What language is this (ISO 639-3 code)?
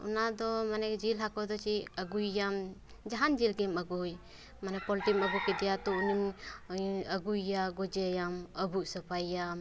sat